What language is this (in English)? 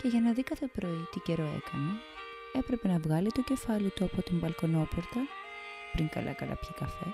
Greek